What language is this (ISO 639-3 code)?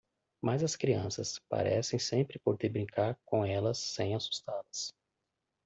por